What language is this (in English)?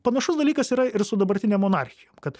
Lithuanian